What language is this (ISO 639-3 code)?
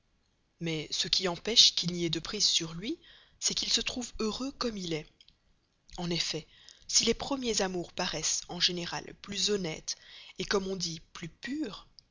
fra